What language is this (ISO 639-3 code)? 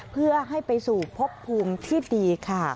tha